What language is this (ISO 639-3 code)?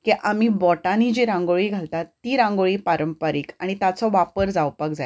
kok